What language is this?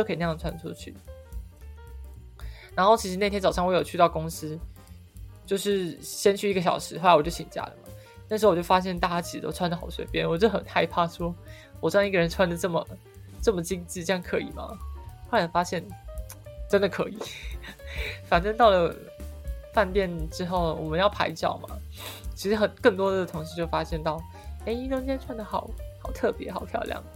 Chinese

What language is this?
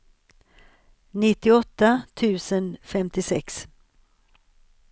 Swedish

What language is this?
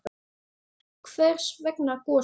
Icelandic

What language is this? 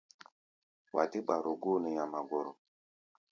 Gbaya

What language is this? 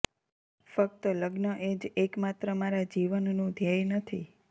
Gujarati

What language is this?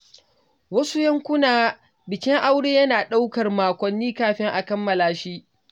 Hausa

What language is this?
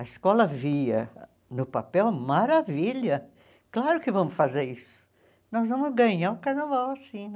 Portuguese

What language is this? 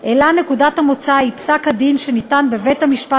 Hebrew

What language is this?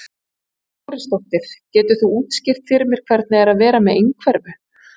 Icelandic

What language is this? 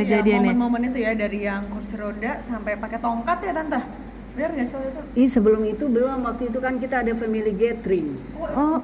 Indonesian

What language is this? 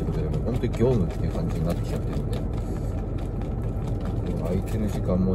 Japanese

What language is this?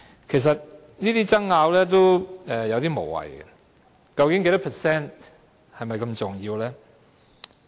Cantonese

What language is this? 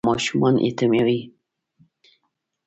Pashto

